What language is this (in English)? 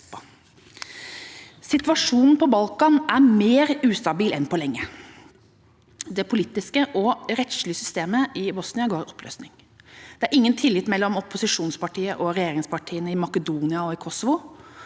Norwegian